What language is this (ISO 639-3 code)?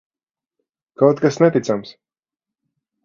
lav